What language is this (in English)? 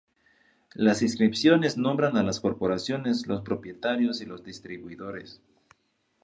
Spanish